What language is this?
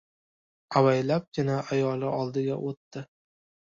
Uzbek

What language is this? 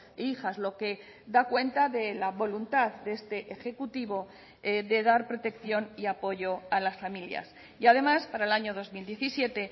Spanish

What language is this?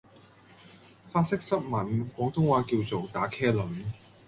Cantonese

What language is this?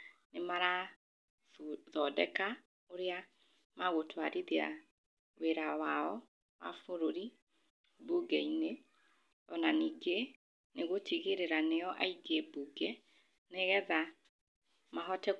Kikuyu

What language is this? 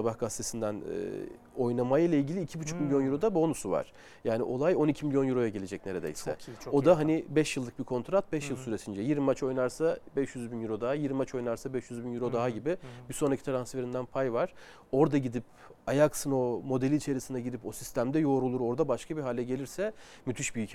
Turkish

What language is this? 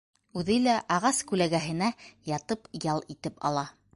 Bashkir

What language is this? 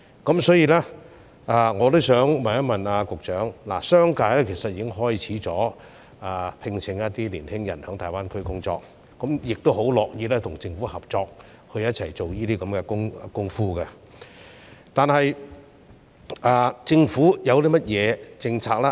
Cantonese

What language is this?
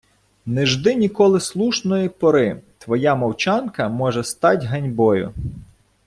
Ukrainian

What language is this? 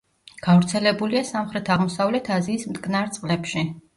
Georgian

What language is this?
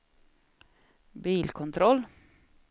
Swedish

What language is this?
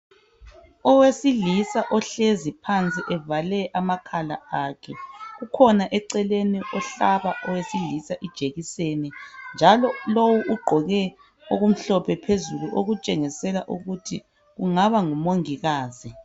North Ndebele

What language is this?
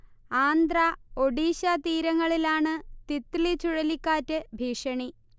Malayalam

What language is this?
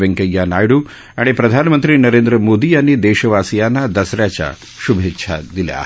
Marathi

